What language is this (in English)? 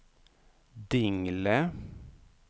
Swedish